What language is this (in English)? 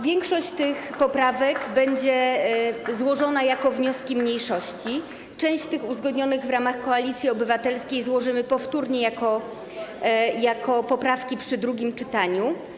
Polish